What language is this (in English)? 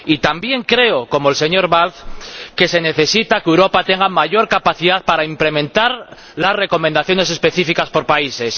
Spanish